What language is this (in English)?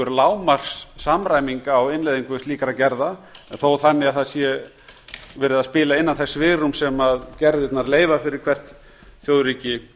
Icelandic